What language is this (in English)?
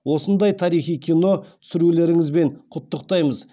Kazakh